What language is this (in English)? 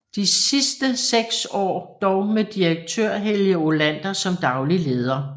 Danish